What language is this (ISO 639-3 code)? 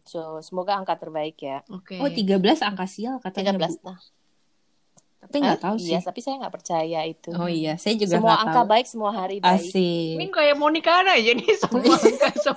ind